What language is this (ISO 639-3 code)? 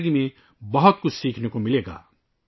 urd